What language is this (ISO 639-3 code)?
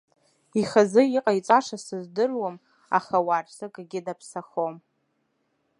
abk